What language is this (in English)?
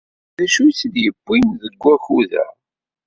Kabyle